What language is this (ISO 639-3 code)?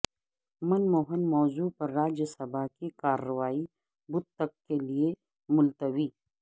urd